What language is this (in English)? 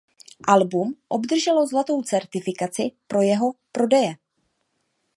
Czech